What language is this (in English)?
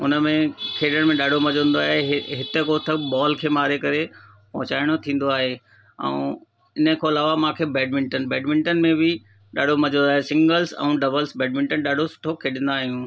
Sindhi